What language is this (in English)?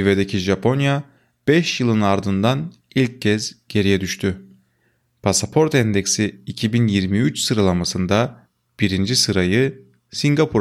Turkish